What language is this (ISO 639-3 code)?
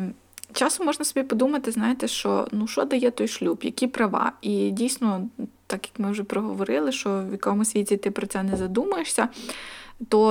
ukr